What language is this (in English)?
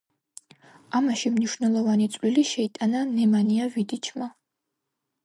Georgian